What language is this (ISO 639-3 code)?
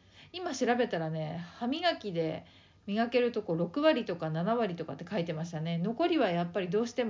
jpn